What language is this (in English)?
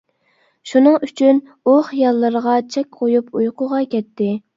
Uyghur